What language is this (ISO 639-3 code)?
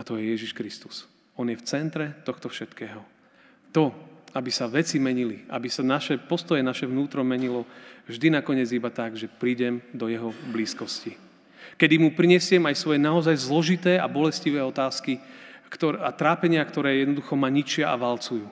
slk